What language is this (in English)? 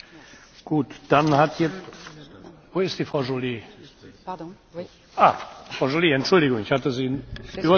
French